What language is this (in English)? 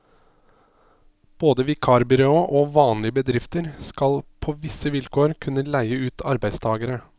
Norwegian